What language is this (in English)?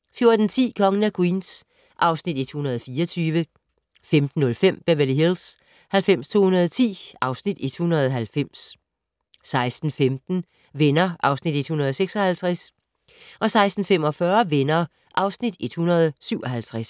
Danish